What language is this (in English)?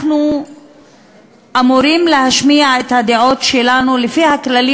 Hebrew